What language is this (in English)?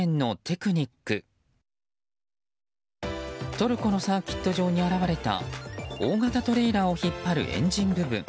Japanese